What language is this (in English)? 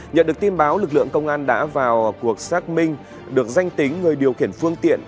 Vietnamese